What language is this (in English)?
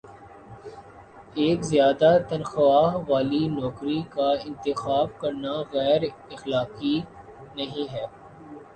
Urdu